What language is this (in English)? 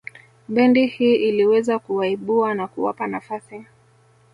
Swahili